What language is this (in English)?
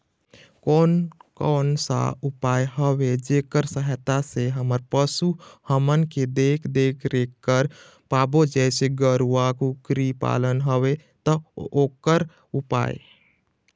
Chhattisgarhi